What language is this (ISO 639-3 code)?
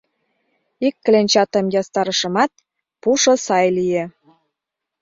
chm